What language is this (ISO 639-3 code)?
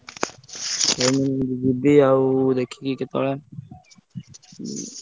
ori